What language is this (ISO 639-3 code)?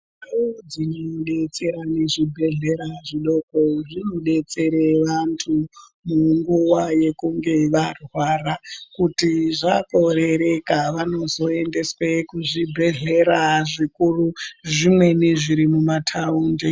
ndc